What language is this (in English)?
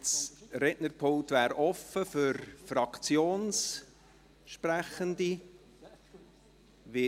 Swiss German